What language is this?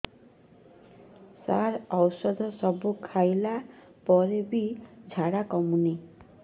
Odia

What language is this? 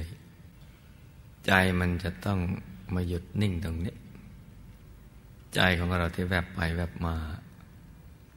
Thai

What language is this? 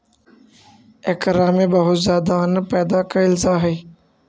Magahi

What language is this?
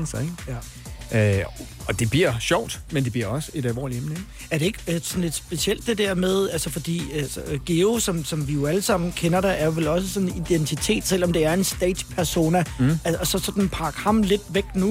Danish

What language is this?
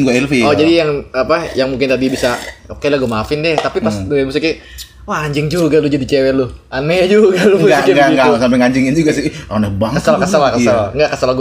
Indonesian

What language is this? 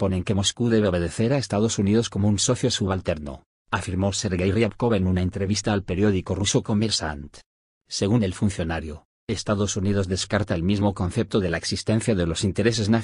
Spanish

